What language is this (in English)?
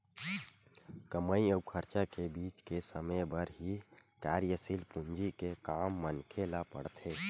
Chhattisgarhi